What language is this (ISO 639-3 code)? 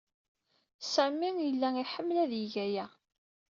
kab